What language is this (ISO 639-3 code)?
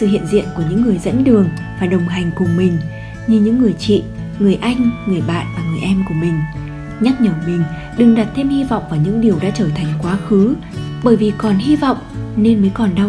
vie